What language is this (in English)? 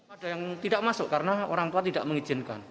Indonesian